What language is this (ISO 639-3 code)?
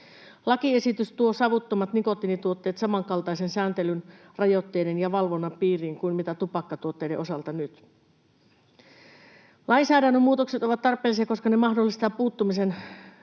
fin